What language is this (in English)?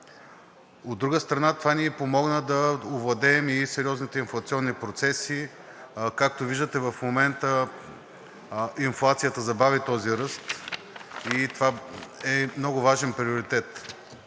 Bulgarian